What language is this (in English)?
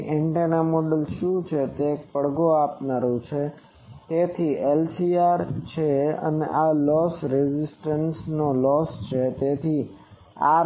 Gujarati